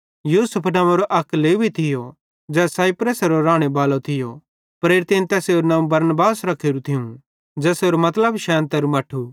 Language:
Bhadrawahi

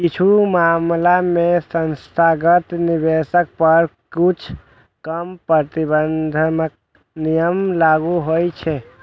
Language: Maithili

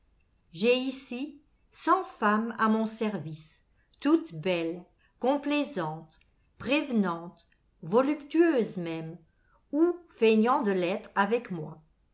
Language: French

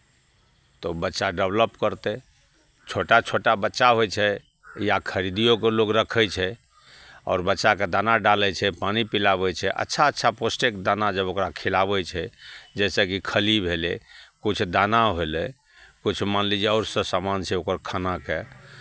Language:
Maithili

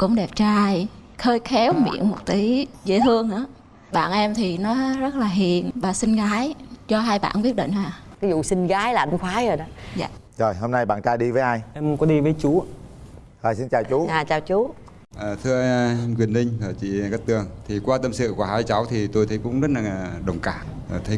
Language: Vietnamese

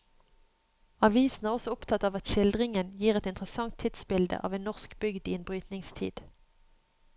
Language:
Norwegian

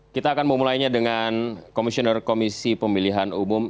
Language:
Indonesian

